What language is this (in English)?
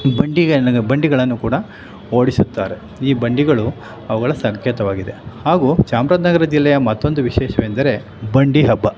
Kannada